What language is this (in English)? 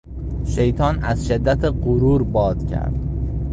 Persian